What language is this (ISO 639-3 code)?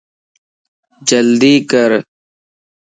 lss